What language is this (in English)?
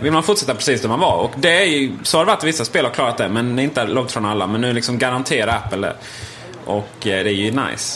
Swedish